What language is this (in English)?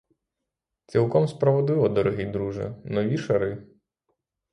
Ukrainian